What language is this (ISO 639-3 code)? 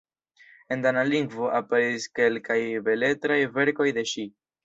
epo